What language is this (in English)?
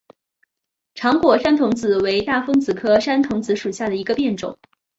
Chinese